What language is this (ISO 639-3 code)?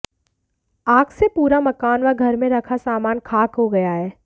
hin